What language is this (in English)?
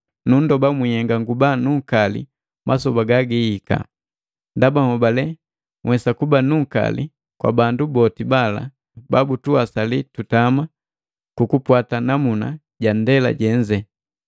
Matengo